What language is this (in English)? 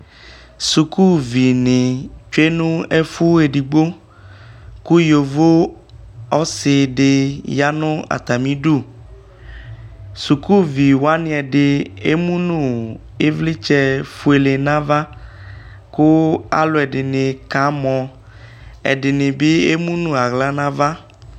Ikposo